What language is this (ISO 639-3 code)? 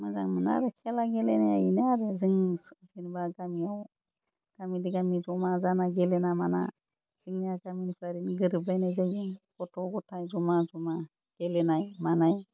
brx